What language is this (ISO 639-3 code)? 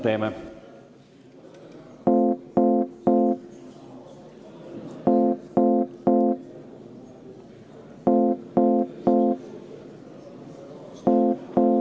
est